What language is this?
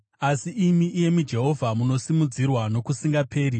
Shona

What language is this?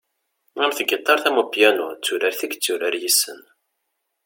Kabyle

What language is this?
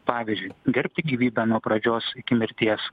Lithuanian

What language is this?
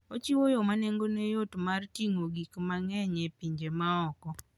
Luo (Kenya and Tanzania)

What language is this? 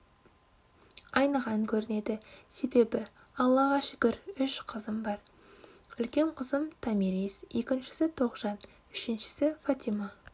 Kazakh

